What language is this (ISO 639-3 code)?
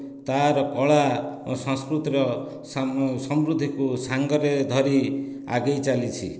ori